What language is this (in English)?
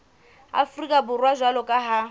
Southern Sotho